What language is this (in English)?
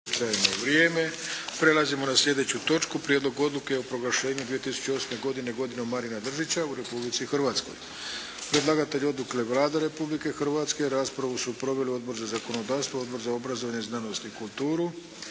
Croatian